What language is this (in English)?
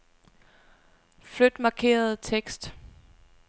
Danish